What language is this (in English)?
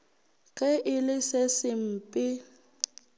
Northern Sotho